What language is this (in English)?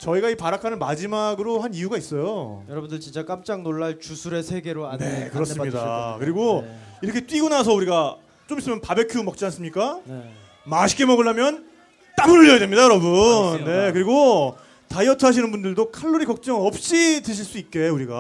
Korean